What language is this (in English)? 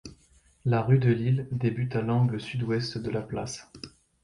French